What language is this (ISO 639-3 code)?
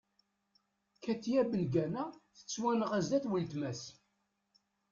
kab